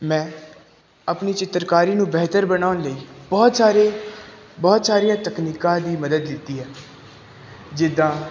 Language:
Punjabi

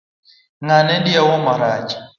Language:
Luo (Kenya and Tanzania)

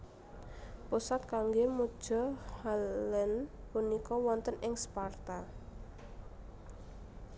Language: Javanese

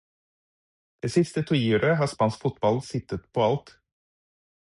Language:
Norwegian Bokmål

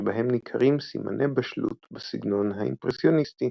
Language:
Hebrew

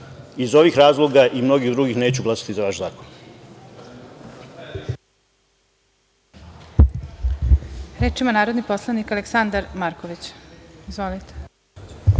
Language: Serbian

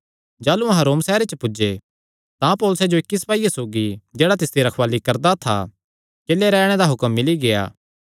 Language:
Kangri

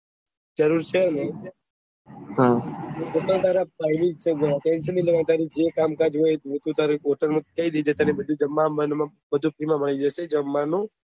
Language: Gujarati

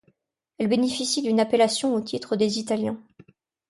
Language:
French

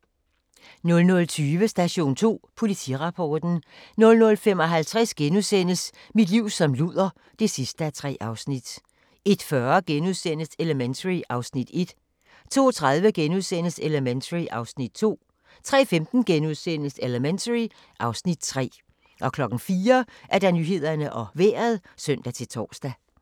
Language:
Danish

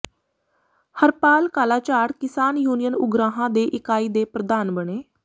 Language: Punjabi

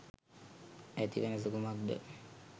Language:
Sinhala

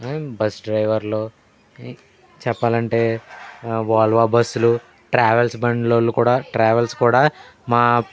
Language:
Telugu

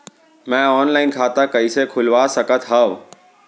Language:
Chhattisgarhi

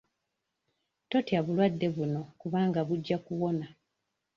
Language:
Ganda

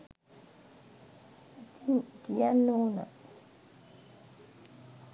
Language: Sinhala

